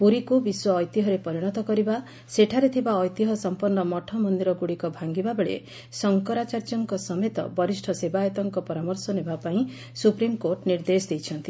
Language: Odia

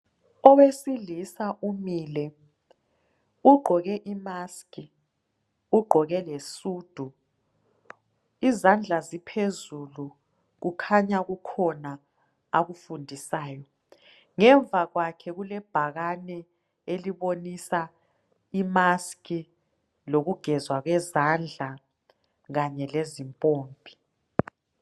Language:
North Ndebele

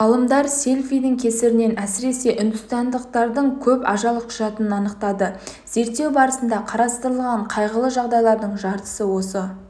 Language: Kazakh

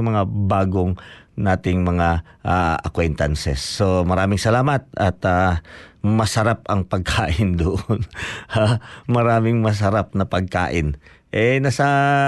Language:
Filipino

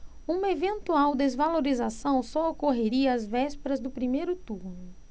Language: Portuguese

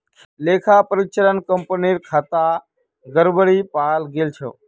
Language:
Magahi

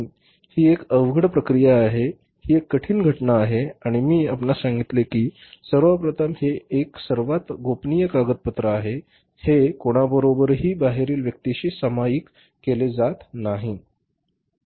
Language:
Marathi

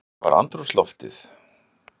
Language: Icelandic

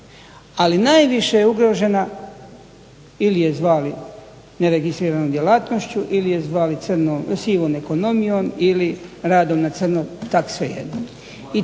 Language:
Croatian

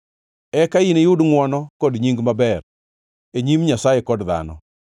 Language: Luo (Kenya and Tanzania)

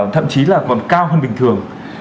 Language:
Vietnamese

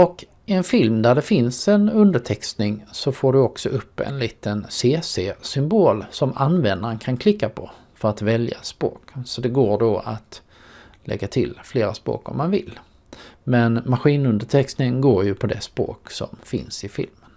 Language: Swedish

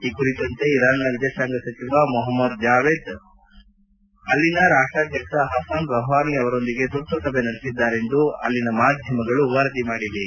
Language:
Kannada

